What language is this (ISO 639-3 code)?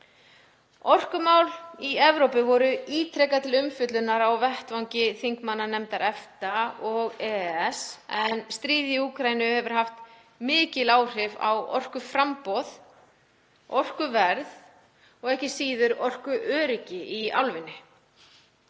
isl